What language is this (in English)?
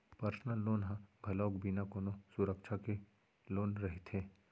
Chhattisgarhi